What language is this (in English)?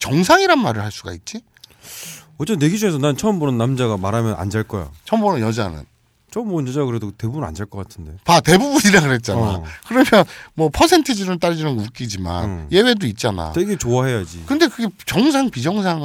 Korean